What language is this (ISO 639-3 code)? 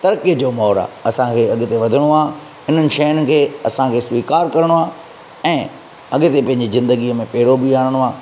snd